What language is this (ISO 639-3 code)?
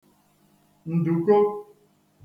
ibo